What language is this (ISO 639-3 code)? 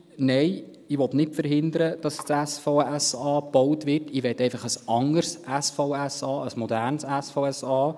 gsw